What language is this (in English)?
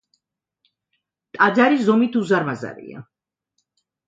Georgian